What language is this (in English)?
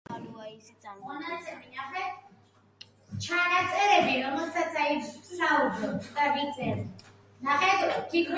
Georgian